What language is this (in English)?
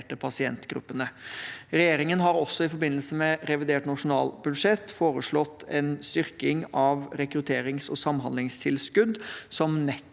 Norwegian